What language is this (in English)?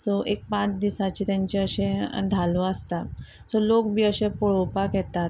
Konkani